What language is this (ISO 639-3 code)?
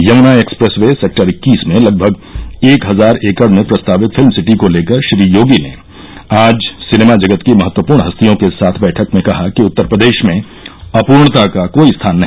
hin